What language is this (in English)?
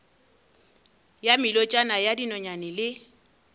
Northern Sotho